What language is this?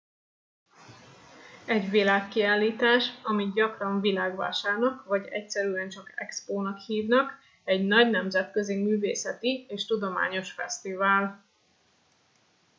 Hungarian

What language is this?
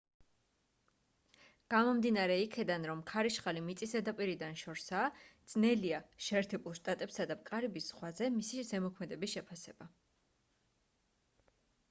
Georgian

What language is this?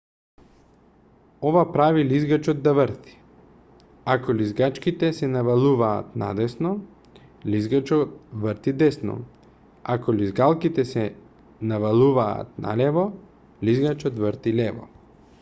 Macedonian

